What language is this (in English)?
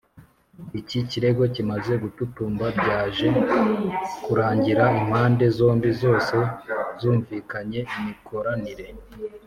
Kinyarwanda